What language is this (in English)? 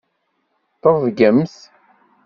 Kabyle